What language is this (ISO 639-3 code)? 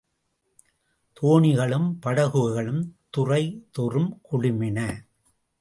tam